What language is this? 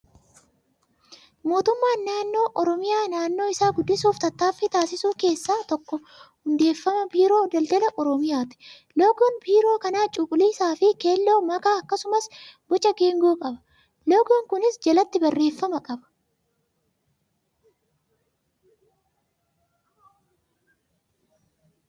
Oromo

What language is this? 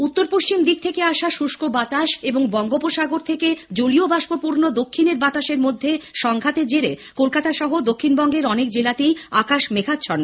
Bangla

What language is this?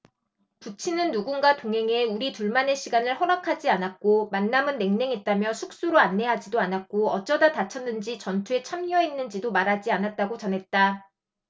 Korean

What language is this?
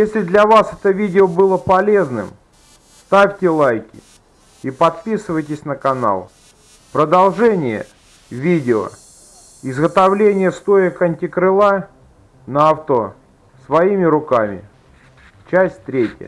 Russian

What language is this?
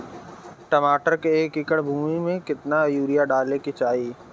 Bhojpuri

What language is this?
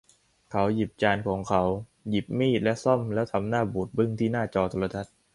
Thai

